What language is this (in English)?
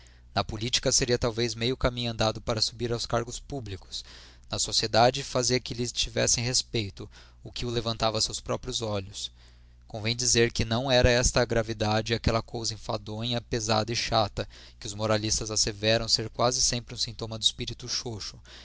Portuguese